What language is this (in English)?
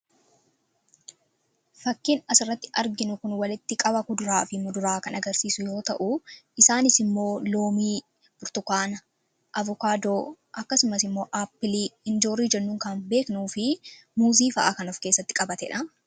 Oromo